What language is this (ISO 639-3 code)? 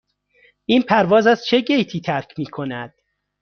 fas